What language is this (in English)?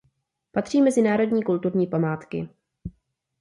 Czech